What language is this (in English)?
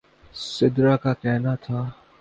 Urdu